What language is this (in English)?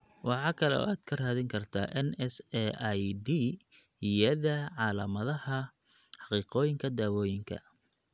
Somali